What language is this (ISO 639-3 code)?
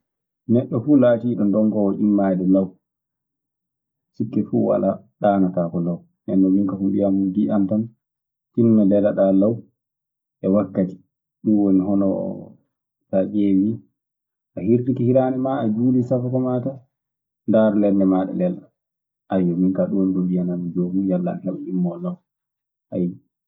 ffm